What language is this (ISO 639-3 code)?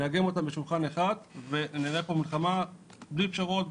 heb